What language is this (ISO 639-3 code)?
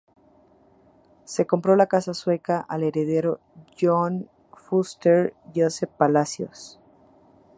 spa